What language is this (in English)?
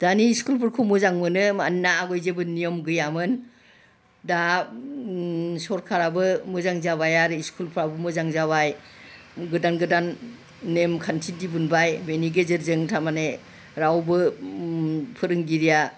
Bodo